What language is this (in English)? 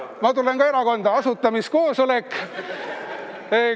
Estonian